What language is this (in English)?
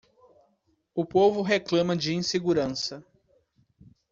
Portuguese